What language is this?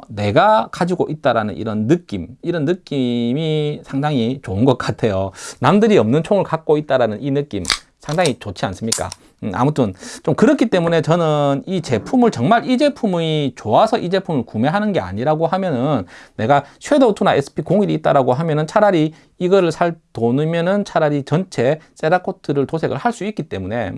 Korean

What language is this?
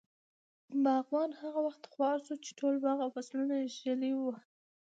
Pashto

